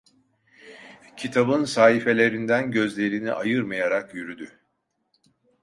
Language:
Turkish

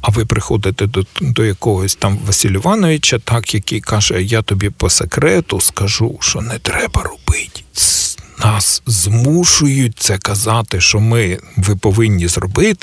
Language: Ukrainian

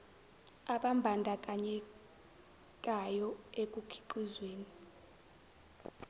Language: Zulu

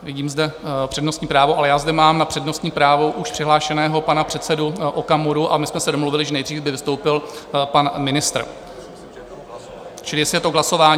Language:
Czech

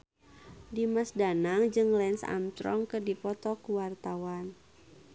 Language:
Sundanese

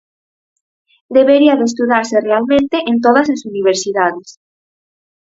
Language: Galician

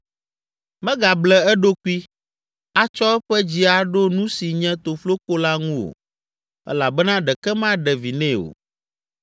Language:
Ewe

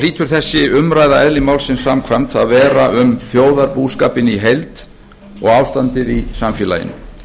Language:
Icelandic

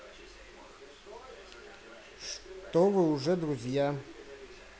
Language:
Russian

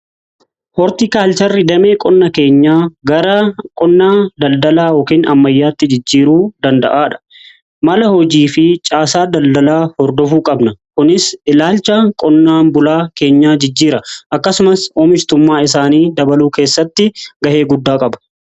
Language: Oromo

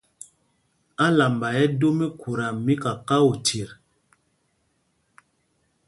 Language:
Mpumpong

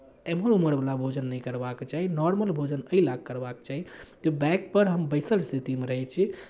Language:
Maithili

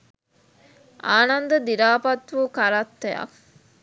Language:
Sinhala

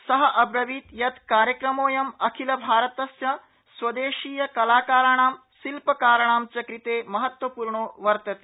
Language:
Sanskrit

